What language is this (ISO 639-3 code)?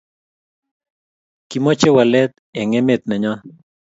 kln